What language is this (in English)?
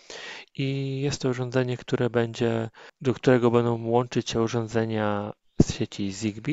Polish